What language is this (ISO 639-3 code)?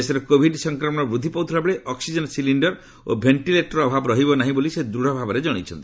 ori